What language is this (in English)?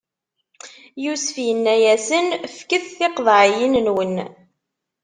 Kabyle